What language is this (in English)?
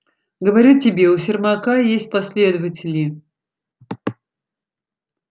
Russian